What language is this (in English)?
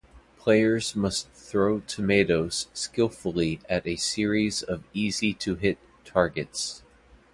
English